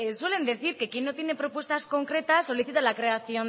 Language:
Spanish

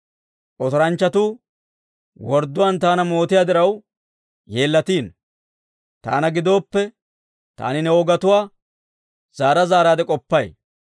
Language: Dawro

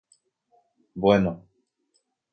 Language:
Guarani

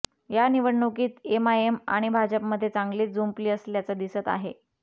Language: Marathi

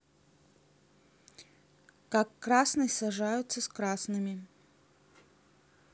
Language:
Russian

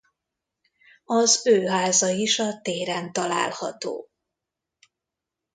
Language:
Hungarian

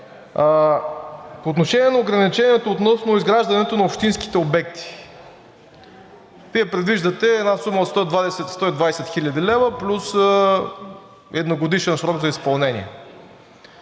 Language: Bulgarian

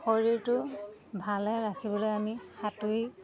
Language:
Assamese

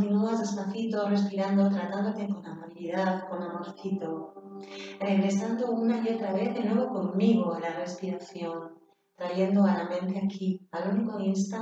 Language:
Spanish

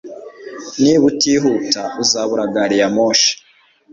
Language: Kinyarwanda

